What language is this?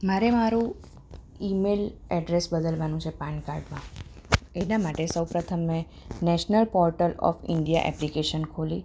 Gujarati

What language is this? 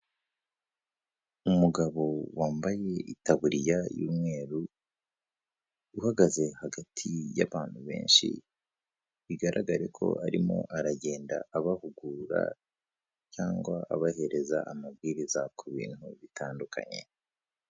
Kinyarwanda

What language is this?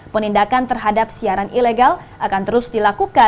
Indonesian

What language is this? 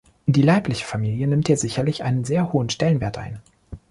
German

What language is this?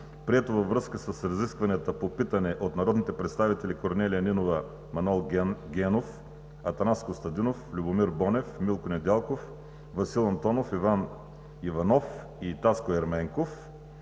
Bulgarian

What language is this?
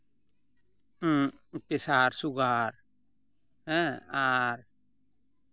Santali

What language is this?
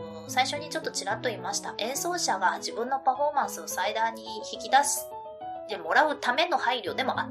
Japanese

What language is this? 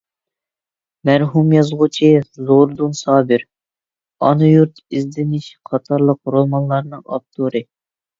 Uyghur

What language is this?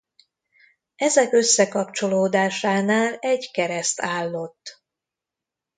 Hungarian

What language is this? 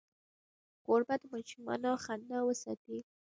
Pashto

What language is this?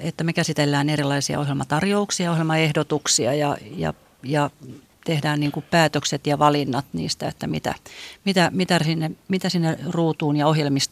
Finnish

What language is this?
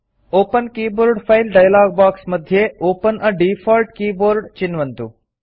Sanskrit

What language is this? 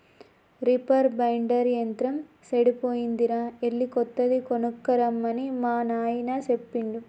Telugu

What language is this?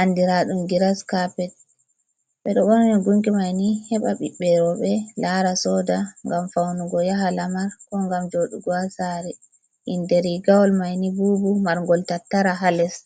Fula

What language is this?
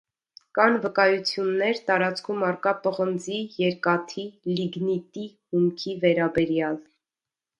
Armenian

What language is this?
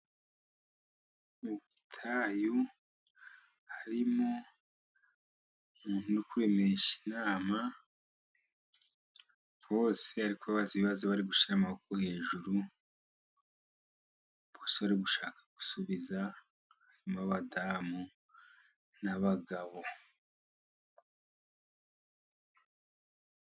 Kinyarwanda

